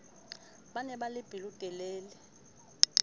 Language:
Southern Sotho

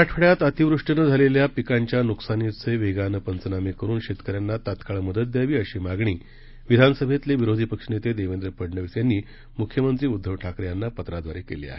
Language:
Marathi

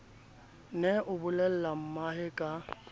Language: Southern Sotho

